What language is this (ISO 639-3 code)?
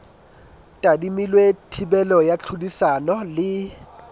sot